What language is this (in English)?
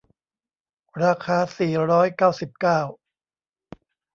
Thai